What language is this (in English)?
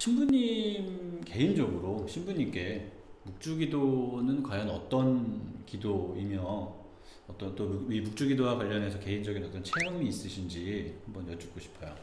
Korean